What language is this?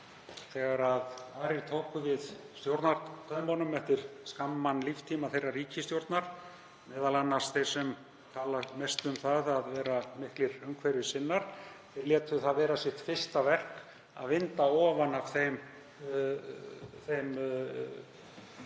Icelandic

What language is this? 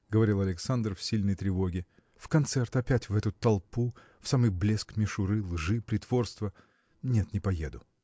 Russian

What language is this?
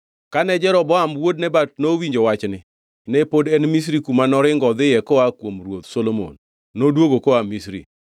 Luo (Kenya and Tanzania)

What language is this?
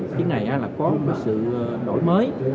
Vietnamese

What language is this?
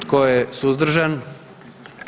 Croatian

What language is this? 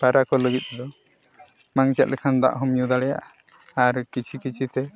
Santali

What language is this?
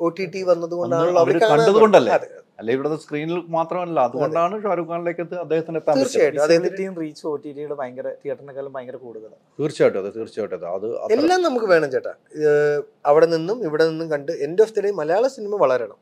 Malayalam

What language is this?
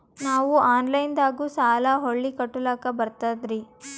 Kannada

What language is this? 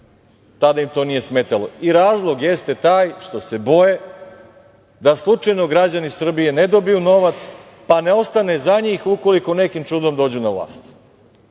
Serbian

